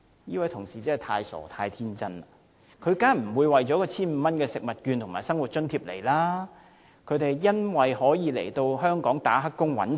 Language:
Cantonese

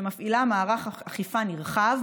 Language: Hebrew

